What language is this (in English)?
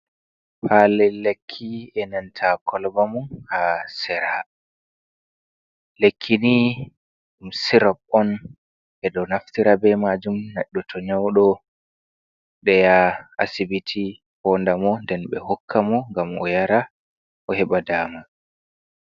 Fula